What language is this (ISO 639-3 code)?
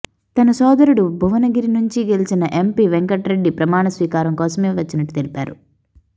tel